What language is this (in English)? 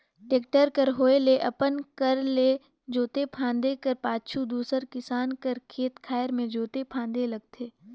Chhattisgarhi